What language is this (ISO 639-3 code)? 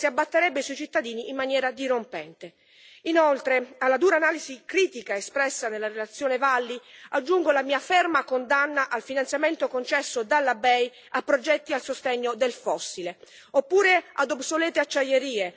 ita